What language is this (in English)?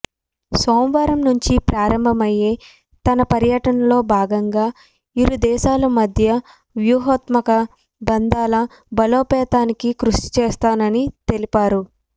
Telugu